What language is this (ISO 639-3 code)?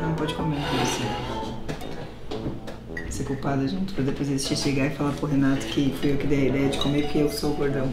por